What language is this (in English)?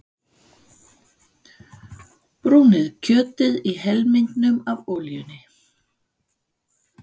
Icelandic